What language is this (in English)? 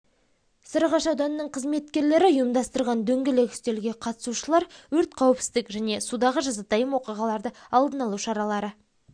Kazakh